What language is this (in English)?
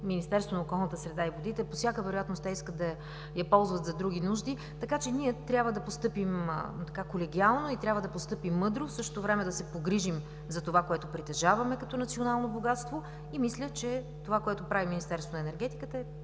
Bulgarian